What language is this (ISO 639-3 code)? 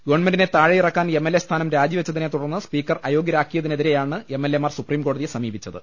mal